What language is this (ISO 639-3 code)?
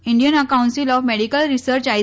guj